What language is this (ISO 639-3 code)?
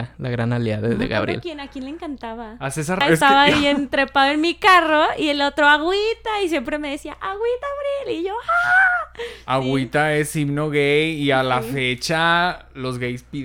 spa